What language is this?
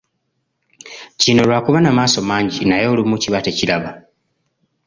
Ganda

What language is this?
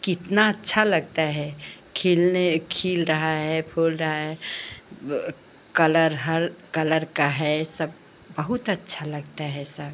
Hindi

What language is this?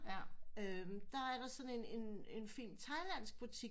Danish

